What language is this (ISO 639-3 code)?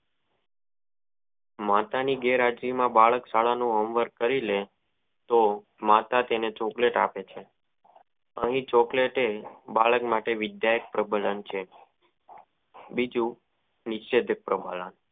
guj